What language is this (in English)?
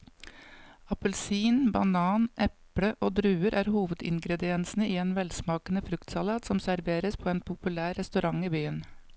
Norwegian